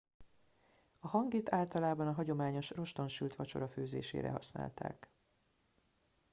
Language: Hungarian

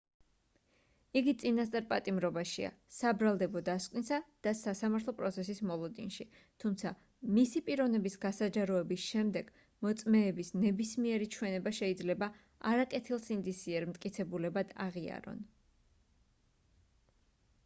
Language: Georgian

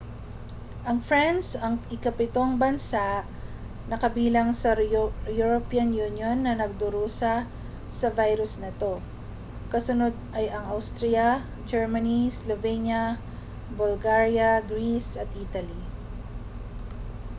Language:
Filipino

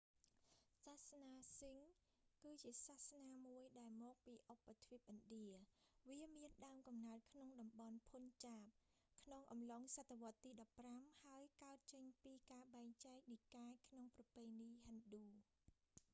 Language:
Khmer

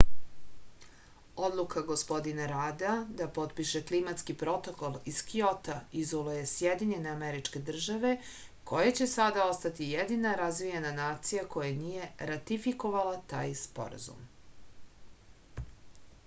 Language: Serbian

